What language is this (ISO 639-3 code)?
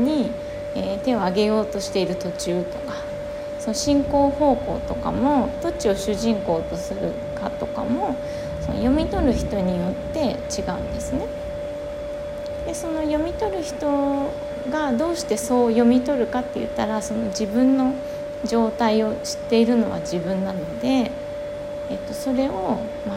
jpn